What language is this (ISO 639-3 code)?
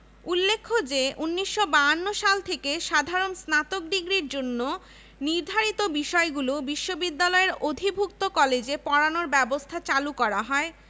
ben